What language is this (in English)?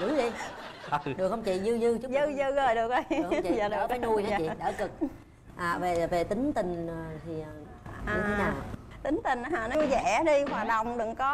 Vietnamese